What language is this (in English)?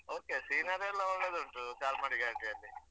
Kannada